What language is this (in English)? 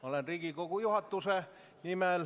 Estonian